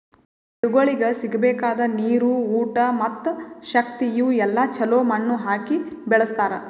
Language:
Kannada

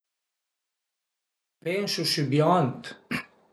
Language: Piedmontese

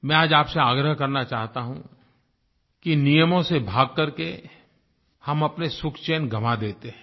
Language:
Hindi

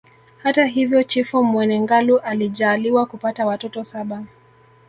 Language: Swahili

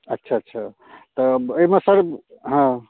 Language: Maithili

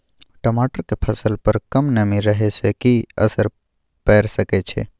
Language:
Maithili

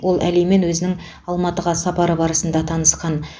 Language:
Kazakh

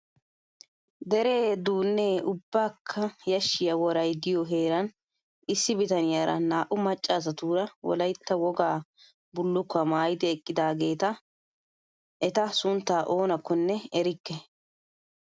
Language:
Wolaytta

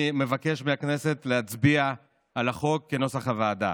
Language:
Hebrew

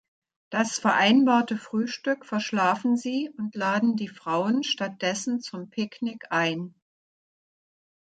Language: German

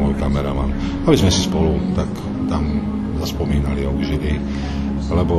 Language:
Slovak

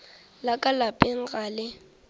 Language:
Northern Sotho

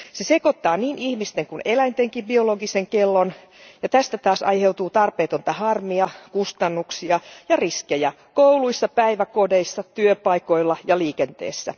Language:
Finnish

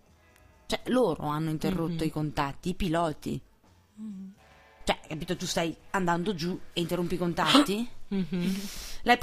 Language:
Italian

